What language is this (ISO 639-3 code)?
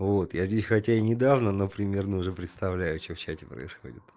rus